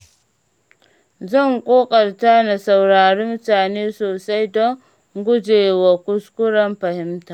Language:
Hausa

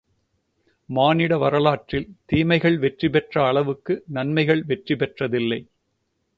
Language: Tamil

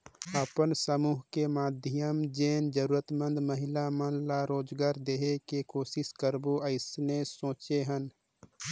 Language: Chhattisgarhi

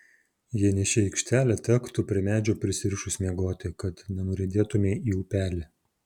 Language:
Lithuanian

